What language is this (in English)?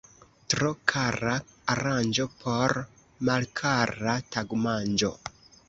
Esperanto